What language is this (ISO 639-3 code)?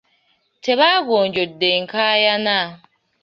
lug